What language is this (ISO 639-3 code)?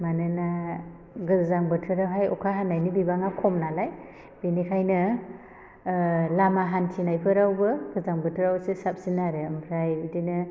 brx